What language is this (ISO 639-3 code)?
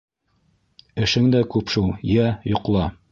bak